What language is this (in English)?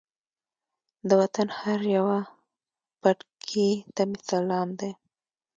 Pashto